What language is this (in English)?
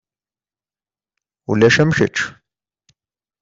Kabyle